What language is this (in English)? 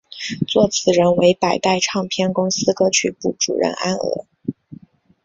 Chinese